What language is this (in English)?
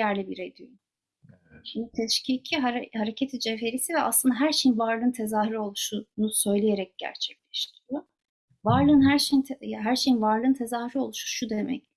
Turkish